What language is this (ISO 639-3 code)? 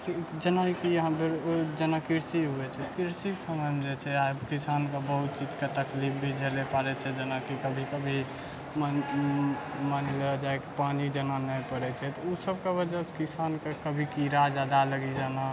mai